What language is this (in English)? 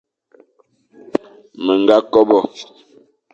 Fang